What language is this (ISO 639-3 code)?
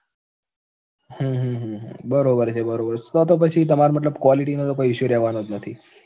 guj